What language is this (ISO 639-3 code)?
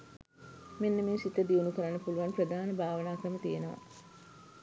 sin